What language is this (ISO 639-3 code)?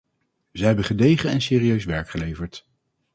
nld